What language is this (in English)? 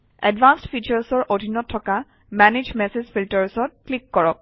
Assamese